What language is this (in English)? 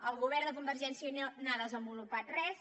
Catalan